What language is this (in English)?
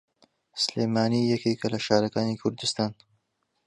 Central Kurdish